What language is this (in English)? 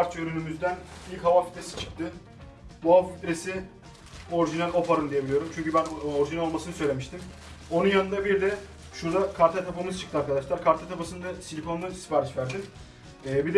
Turkish